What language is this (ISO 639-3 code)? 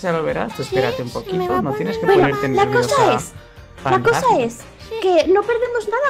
spa